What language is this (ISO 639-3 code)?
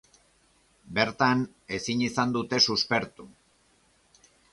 eus